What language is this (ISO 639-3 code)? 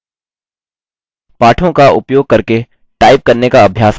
hin